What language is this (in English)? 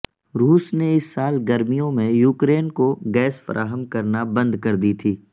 Urdu